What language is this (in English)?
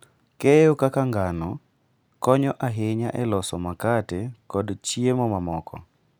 Luo (Kenya and Tanzania)